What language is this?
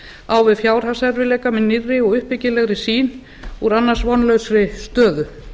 Icelandic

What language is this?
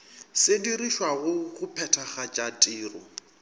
Northern Sotho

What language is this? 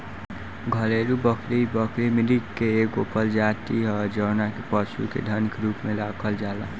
Bhojpuri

